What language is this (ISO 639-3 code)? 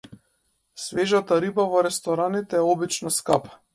mkd